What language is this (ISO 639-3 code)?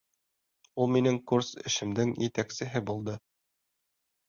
bak